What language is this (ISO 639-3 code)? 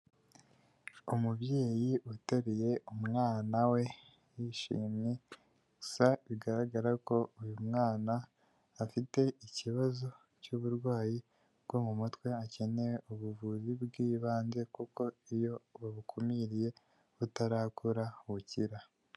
kin